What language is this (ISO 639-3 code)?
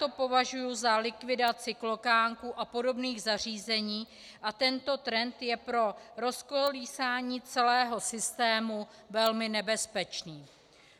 ces